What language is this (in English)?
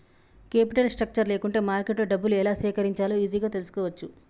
Telugu